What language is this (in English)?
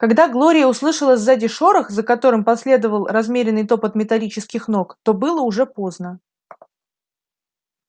Russian